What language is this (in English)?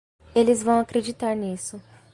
Portuguese